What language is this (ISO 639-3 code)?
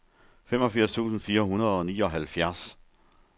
dan